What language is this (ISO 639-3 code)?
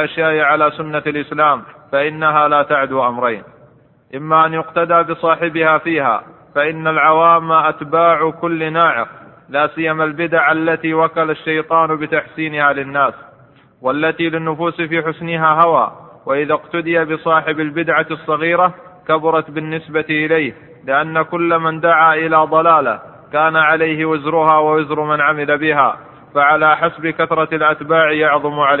ara